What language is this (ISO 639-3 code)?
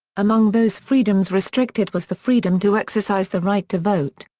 eng